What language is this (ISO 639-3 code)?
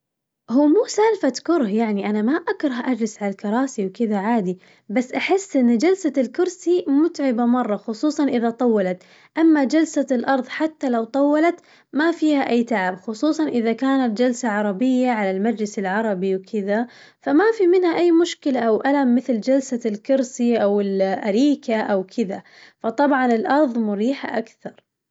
ars